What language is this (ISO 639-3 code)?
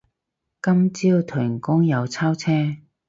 yue